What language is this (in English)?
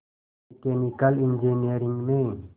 Hindi